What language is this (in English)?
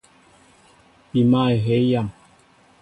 Mbo (Cameroon)